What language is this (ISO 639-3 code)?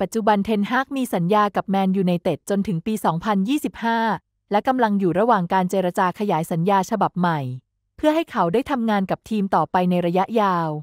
tha